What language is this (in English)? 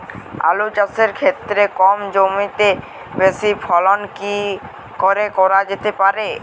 Bangla